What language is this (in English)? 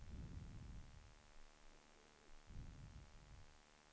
Swedish